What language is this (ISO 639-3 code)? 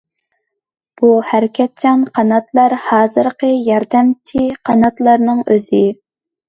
uig